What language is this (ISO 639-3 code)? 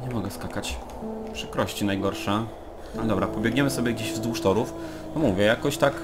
pol